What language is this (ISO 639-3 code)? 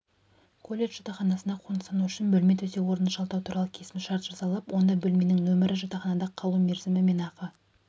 kaz